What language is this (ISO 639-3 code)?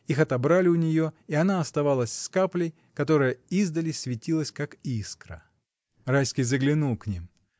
rus